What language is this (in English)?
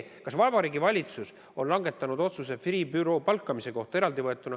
Estonian